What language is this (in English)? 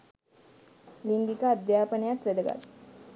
Sinhala